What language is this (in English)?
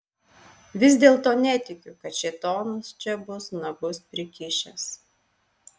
Lithuanian